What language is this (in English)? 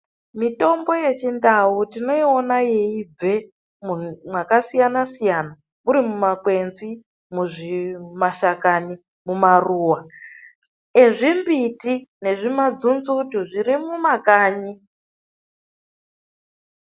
Ndau